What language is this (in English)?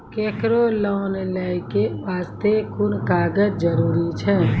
Maithili